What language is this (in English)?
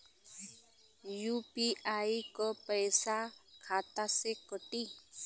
Bhojpuri